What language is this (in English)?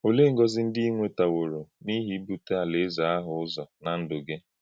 Igbo